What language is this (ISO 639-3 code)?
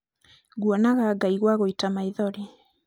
kik